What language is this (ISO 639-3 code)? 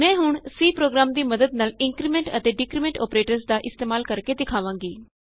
pan